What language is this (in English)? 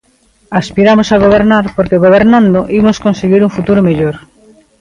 Galician